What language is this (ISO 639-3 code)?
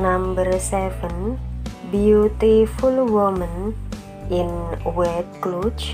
ind